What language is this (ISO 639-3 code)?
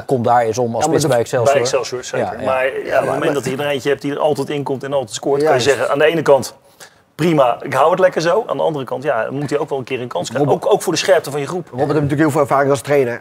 nld